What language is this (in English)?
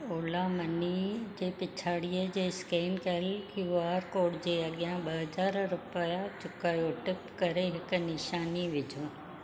Sindhi